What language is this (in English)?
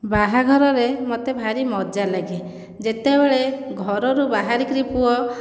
Odia